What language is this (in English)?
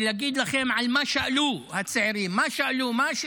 Hebrew